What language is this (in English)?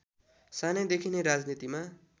Nepali